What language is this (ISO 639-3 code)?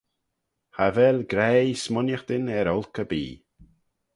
glv